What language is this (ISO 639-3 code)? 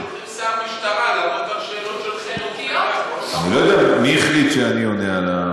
heb